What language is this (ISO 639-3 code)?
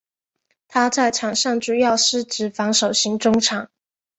zho